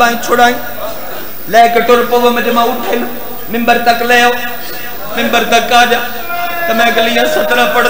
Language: Arabic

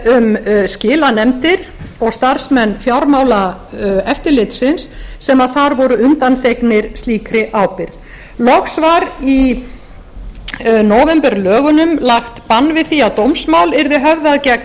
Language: Icelandic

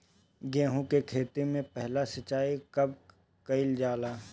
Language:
Bhojpuri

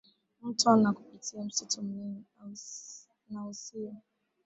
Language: Swahili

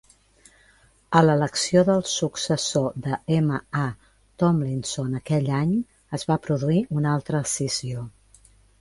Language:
Catalan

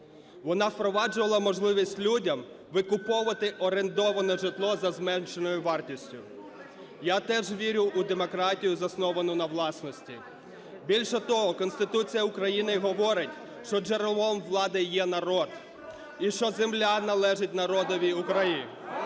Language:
Ukrainian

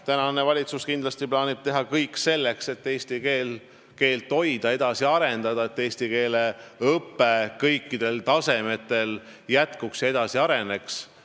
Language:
Estonian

